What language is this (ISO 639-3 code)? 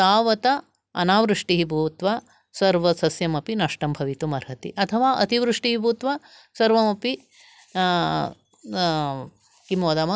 san